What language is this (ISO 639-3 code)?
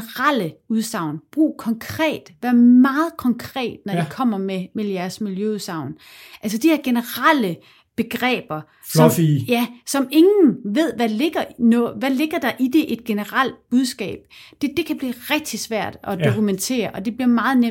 dan